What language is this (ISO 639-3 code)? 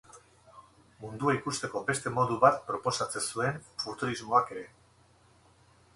eus